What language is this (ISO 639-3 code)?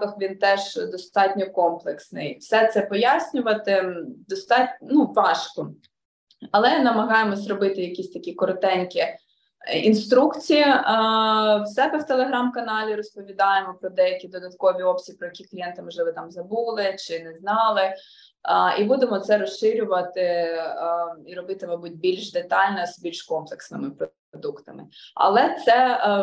ukr